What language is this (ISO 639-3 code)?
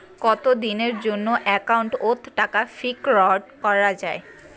ben